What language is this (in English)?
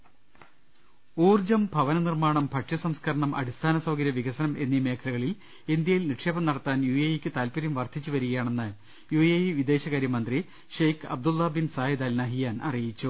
Malayalam